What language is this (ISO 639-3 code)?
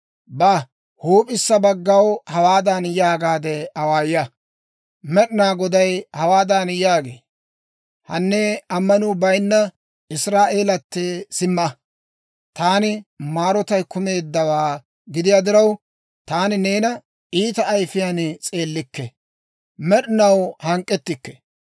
dwr